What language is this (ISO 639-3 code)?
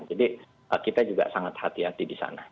ind